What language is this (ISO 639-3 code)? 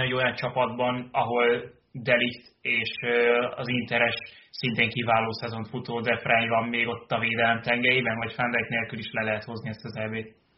hun